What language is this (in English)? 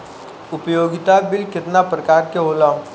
Bhojpuri